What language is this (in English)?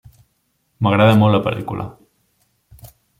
Catalan